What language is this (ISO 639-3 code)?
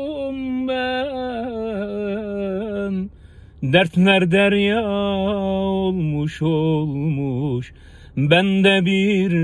tur